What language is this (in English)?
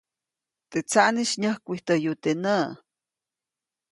Copainalá Zoque